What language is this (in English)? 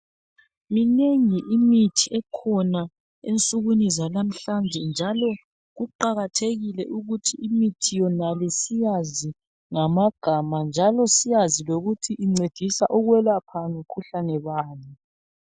North Ndebele